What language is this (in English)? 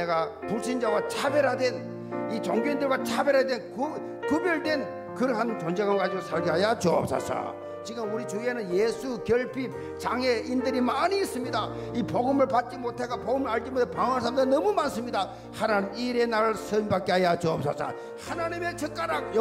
Korean